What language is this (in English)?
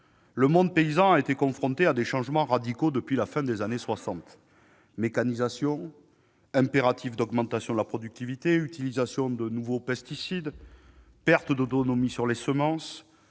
French